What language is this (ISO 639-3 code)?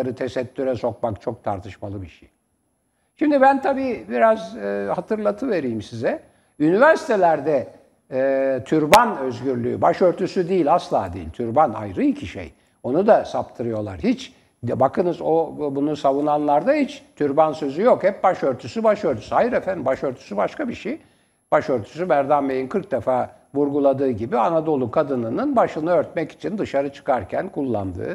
tur